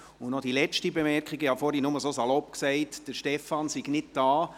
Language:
Swiss German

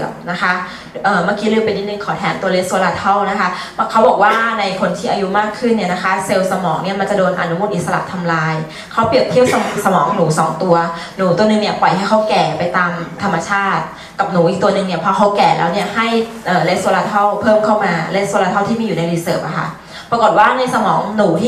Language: Thai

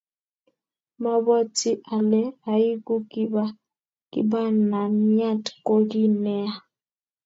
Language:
Kalenjin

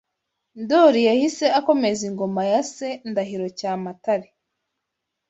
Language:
Kinyarwanda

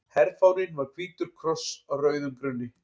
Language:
Icelandic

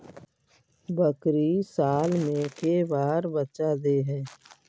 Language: Magahi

